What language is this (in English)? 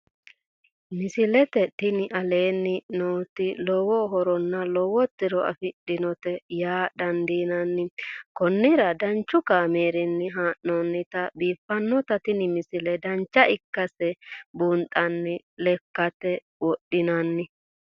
Sidamo